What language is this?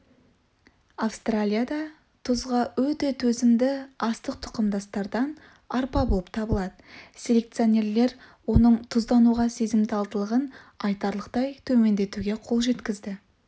Kazakh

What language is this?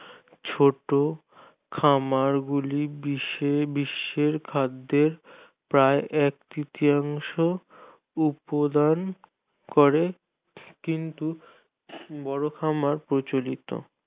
Bangla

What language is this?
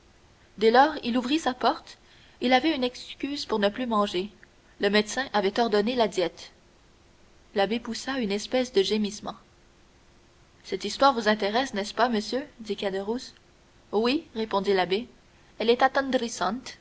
French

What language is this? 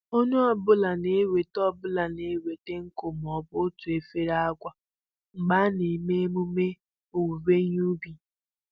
Igbo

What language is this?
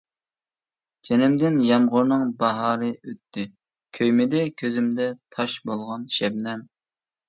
Uyghur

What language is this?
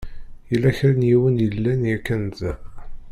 Kabyle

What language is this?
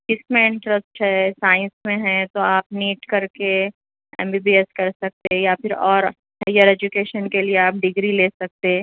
Urdu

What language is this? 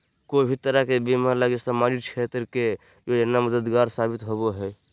Magahi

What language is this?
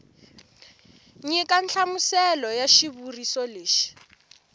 Tsonga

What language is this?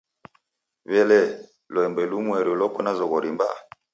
Taita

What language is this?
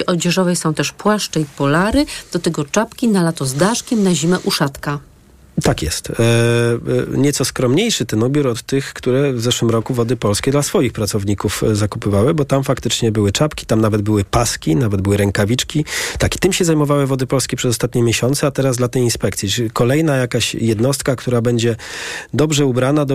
Polish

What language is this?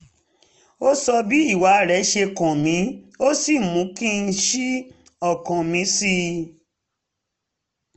Yoruba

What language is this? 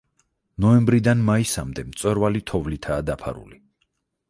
Georgian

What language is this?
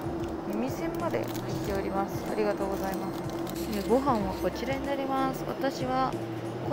Japanese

